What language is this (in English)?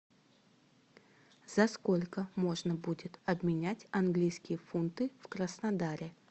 Russian